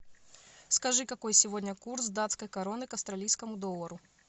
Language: Russian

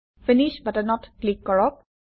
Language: Assamese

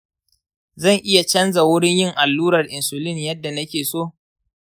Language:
Hausa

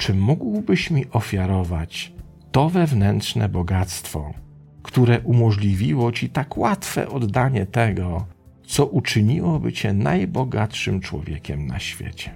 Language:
Polish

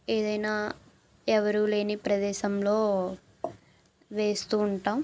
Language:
Telugu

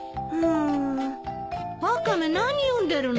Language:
Japanese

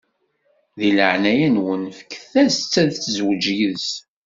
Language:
Kabyle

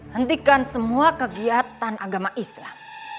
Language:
Indonesian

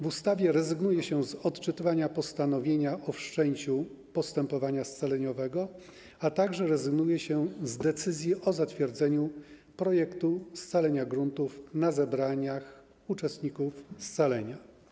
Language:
Polish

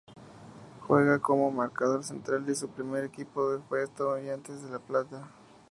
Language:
Spanish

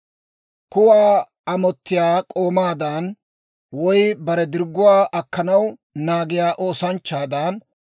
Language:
Dawro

